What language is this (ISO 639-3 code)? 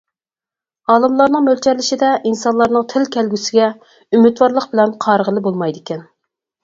uig